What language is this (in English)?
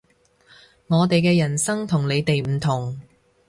Cantonese